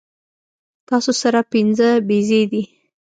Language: Pashto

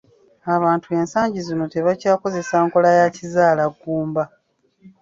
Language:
Ganda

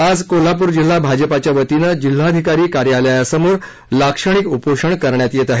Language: Marathi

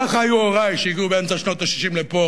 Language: Hebrew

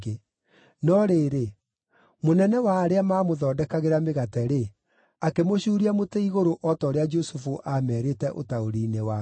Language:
Kikuyu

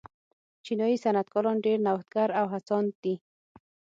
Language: Pashto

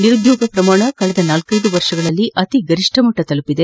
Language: Kannada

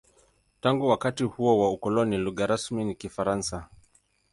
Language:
Swahili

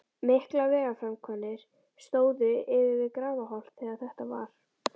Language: Icelandic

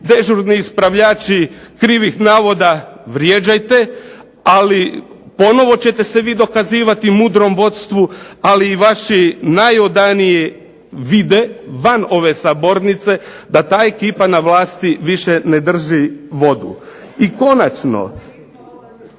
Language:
Croatian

